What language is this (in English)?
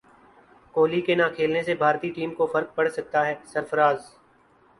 Urdu